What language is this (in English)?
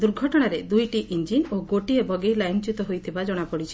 Odia